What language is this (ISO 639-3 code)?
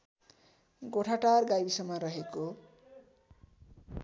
nep